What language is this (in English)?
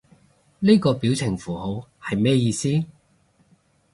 Cantonese